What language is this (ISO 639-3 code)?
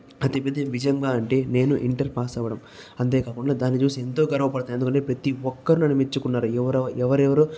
tel